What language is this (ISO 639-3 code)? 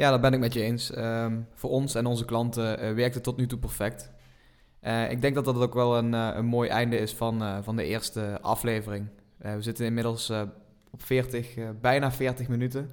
nld